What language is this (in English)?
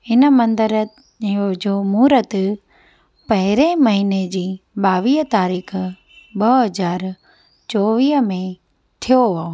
Sindhi